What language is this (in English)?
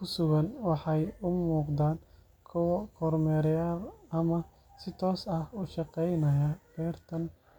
Somali